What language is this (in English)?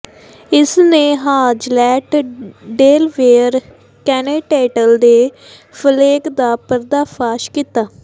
Punjabi